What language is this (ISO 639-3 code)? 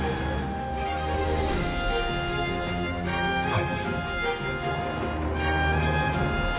jpn